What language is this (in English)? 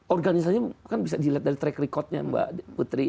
Indonesian